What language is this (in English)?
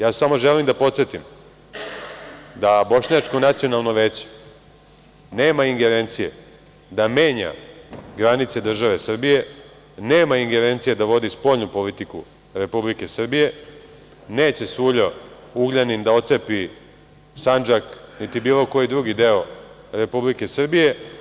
Serbian